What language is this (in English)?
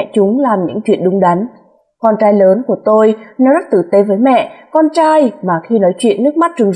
Vietnamese